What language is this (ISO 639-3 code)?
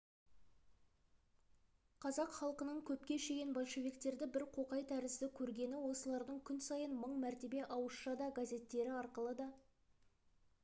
kaz